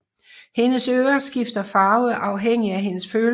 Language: Danish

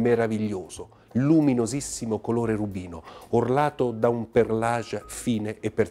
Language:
Italian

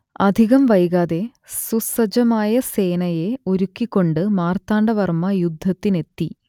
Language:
Malayalam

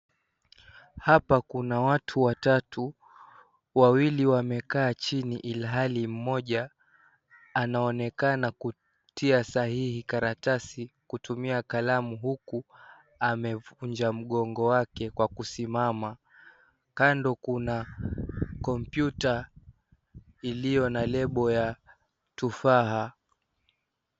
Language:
Swahili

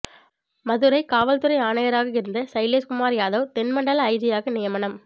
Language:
Tamil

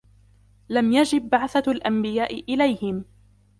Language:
Arabic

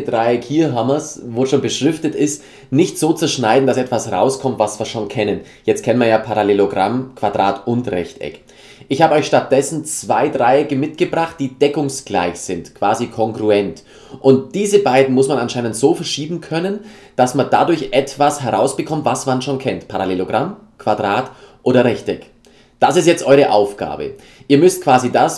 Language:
German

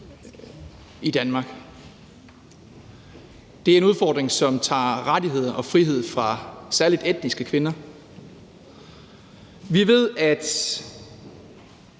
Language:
Danish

